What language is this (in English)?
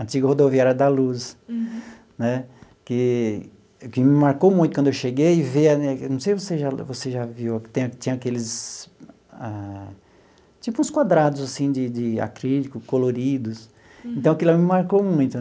Portuguese